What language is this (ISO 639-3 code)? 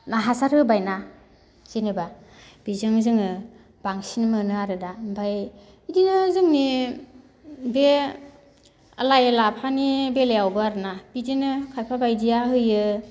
brx